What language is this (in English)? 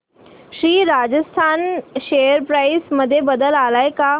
Marathi